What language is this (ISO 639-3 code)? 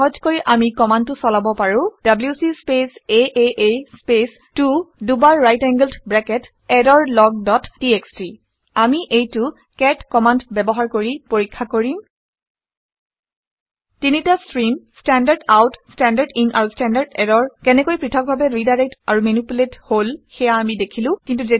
asm